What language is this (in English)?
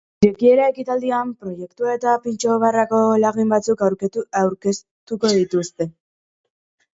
Basque